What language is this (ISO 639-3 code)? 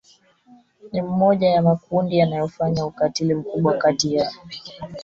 swa